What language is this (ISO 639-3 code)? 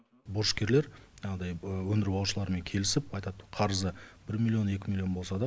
kaz